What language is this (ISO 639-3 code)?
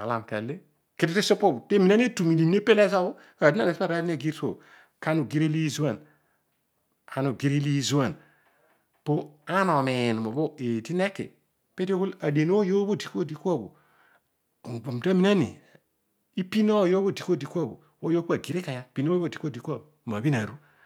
odu